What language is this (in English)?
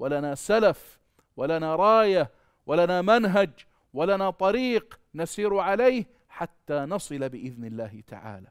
Arabic